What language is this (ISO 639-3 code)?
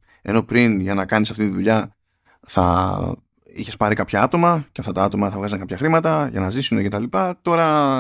ell